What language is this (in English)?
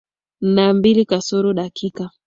Swahili